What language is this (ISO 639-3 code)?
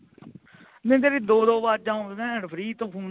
pan